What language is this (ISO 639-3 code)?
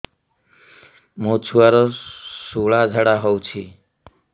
ori